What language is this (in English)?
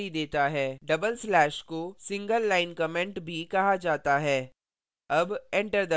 Hindi